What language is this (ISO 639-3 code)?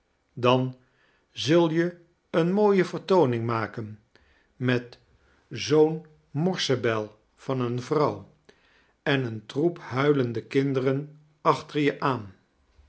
nld